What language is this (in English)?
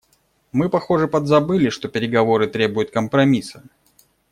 Russian